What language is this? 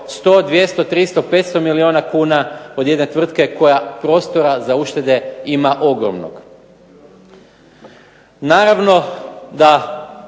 Croatian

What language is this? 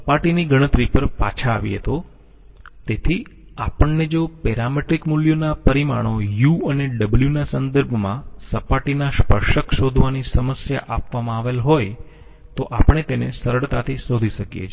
Gujarati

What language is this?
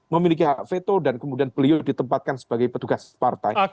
Indonesian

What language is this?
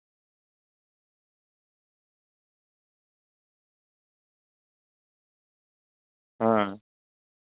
Santali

